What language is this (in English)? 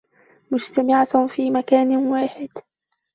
Arabic